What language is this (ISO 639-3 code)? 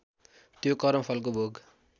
nep